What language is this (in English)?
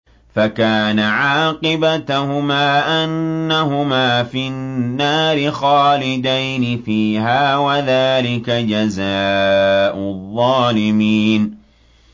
Arabic